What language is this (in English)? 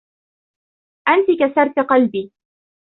Arabic